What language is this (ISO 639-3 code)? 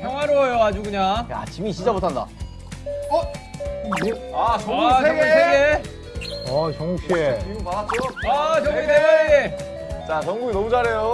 kor